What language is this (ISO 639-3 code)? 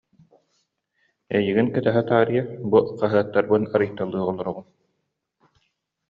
sah